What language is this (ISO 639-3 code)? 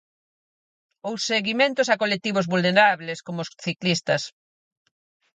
glg